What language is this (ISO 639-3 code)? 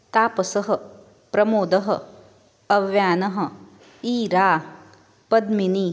san